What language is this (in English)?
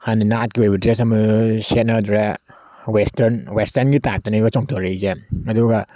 Manipuri